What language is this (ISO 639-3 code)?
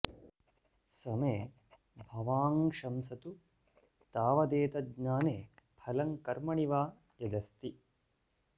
san